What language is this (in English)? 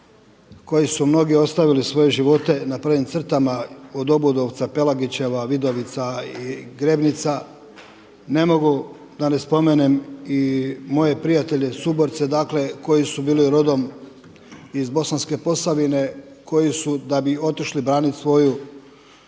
Croatian